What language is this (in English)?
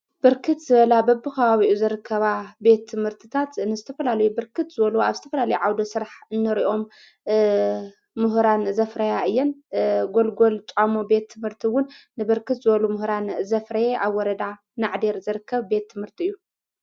Tigrinya